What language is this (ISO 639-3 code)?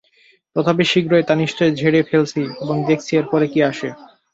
ben